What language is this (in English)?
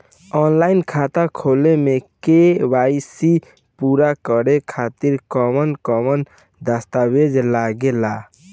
Bhojpuri